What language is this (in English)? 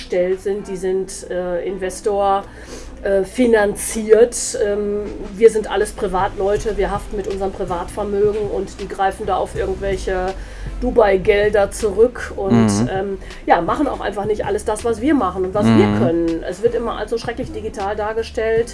German